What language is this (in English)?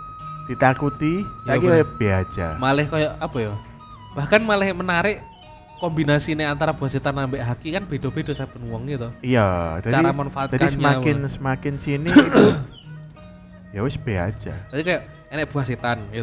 Indonesian